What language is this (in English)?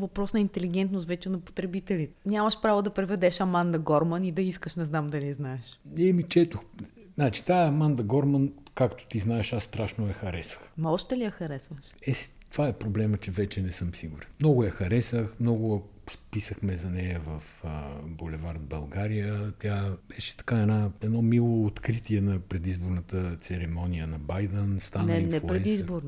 Bulgarian